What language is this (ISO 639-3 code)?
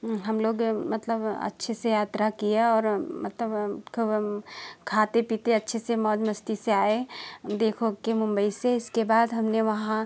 hin